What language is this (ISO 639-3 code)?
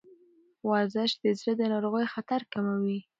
pus